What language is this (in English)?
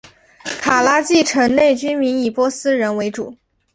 Chinese